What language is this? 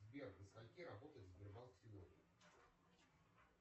Russian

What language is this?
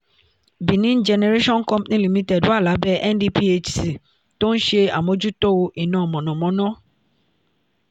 Yoruba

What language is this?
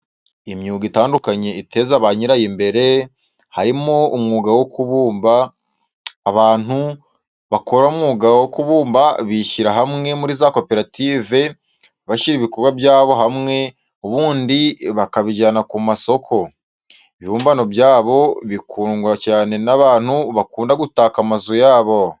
Kinyarwanda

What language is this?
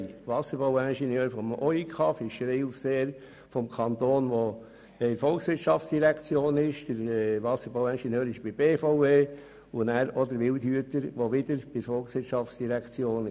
Swiss German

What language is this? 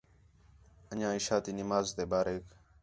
Khetrani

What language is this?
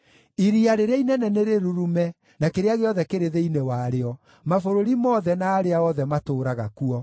Kikuyu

